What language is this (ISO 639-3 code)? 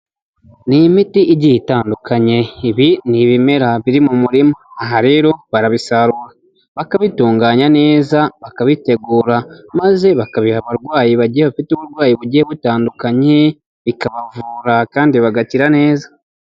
kin